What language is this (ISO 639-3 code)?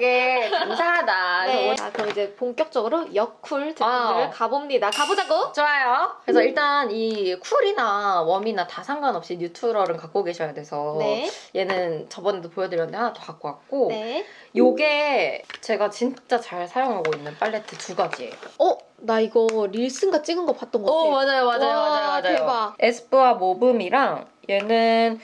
kor